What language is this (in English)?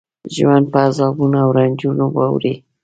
Pashto